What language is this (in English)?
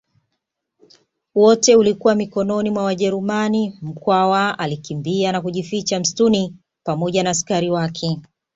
Swahili